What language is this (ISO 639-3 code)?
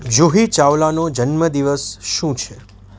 guj